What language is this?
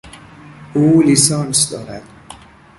Persian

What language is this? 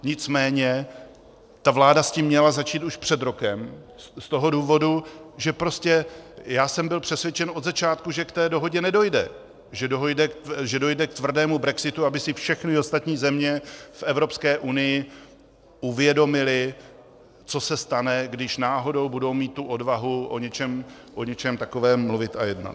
Czech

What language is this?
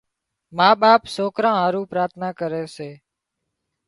Wadiyara Koli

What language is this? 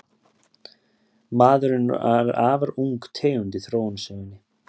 Icelandic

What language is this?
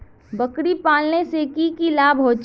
Magahi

